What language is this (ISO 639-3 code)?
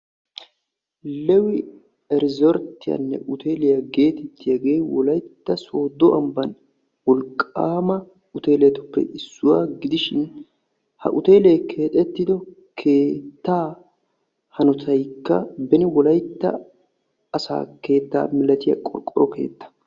wal